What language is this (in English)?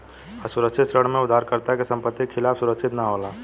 Bhojpuri